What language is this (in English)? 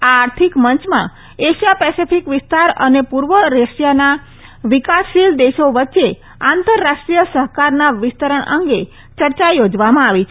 Gujarati